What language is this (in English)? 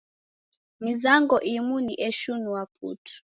Taita